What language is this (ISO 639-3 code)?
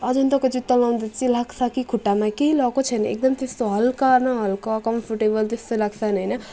nep